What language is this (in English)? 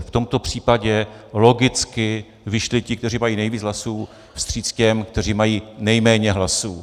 Czech